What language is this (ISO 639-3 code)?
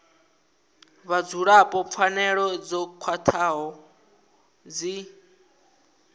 ven